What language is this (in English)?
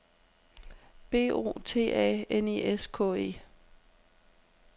Danish